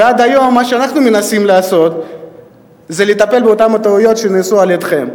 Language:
Hebrew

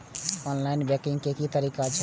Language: Maithili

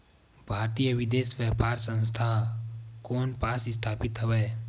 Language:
Chhattisgarhi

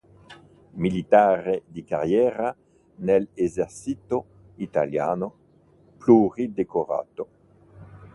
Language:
Italian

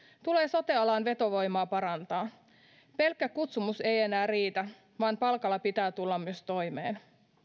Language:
Finnish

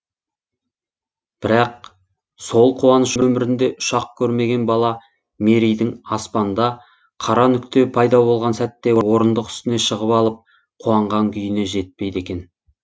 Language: Kazakh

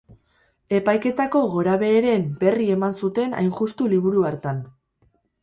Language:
Basque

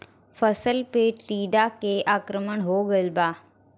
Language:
Bhojpuri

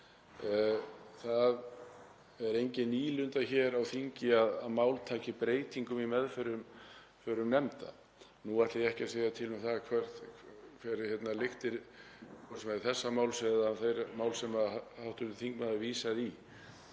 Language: Icelandic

